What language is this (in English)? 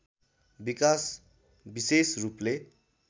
Nepali